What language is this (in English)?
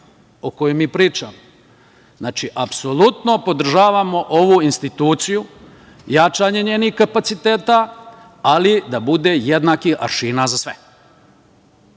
Serbian